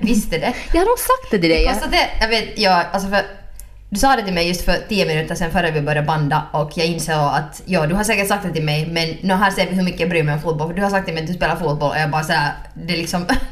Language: Swedish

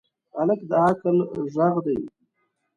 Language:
Pashto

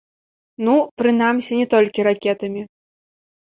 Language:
Belarusian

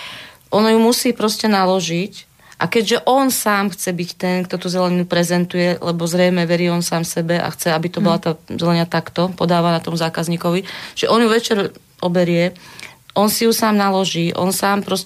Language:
Slovak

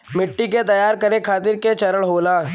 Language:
Bhojpuri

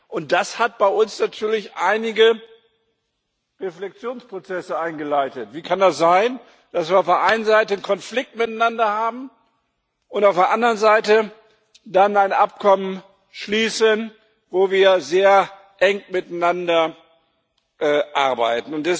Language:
German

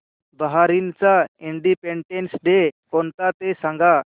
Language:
Marathi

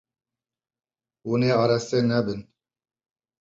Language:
Kurdish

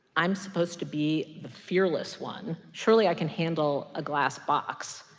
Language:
English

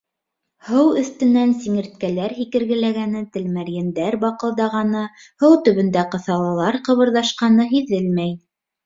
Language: Bashkir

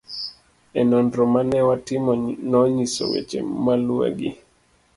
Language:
Luo (Kenya and Tanzania)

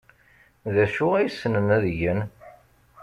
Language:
Kabyle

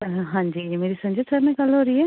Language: Punjabi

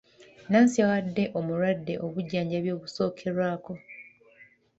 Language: Ganda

